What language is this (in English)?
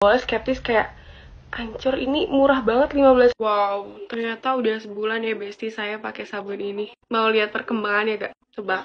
Indonesian